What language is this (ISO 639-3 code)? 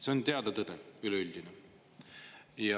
est